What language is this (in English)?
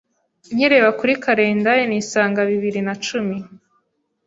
Kinyarwanda